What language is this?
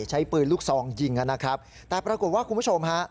Thai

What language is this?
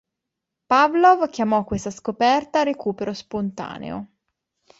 Italian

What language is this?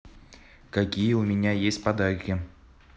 Russian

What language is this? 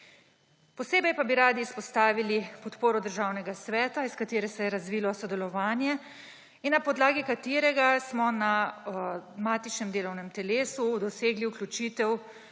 Slovenian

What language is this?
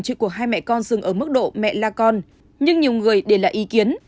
Vietnamese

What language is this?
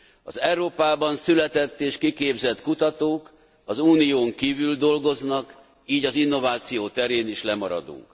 Hungarian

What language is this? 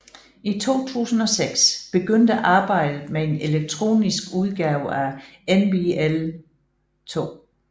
Danish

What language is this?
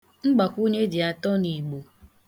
Igbo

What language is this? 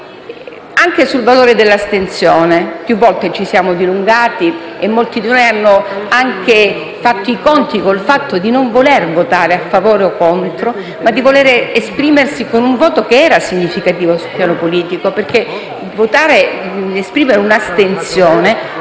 Italian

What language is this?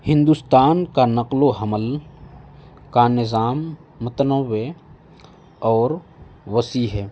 Urdu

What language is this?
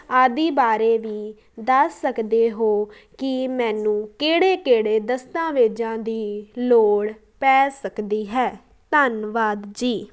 Punjabi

